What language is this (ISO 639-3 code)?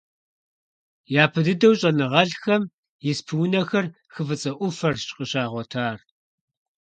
kbd